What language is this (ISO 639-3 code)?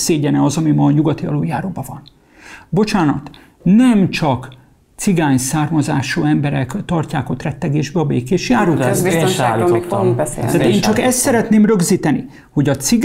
hun